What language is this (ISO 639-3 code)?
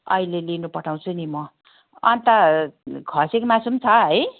nep